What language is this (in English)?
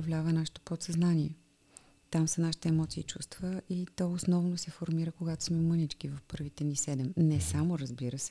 Bulgarian